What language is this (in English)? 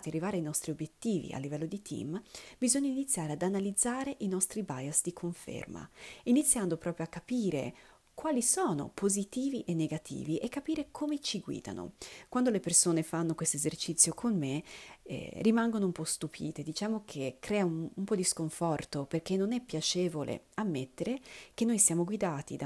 Italian